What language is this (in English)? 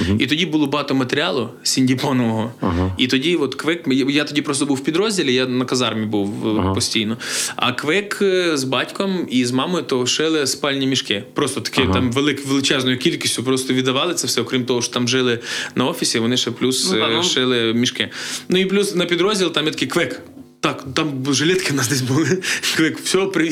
Ukrainian